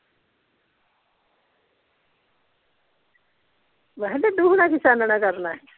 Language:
Punjabi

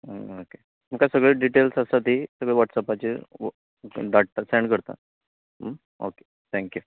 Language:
Konkani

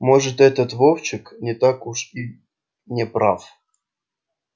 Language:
Russian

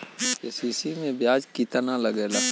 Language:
Bhojpuri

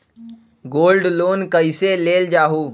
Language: Magahi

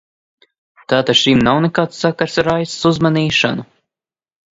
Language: Latvian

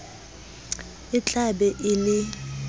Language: Southern Sotho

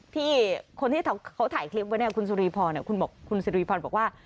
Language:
Thai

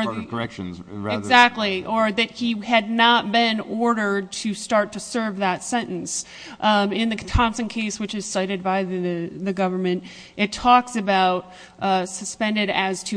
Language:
English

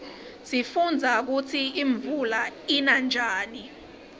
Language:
Swati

